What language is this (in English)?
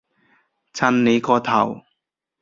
Cantonese